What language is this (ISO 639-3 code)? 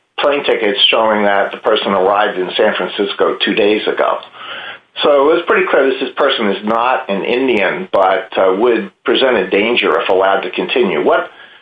eng